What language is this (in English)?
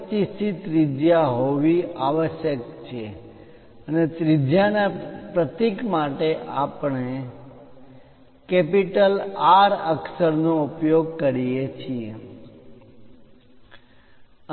Gujarati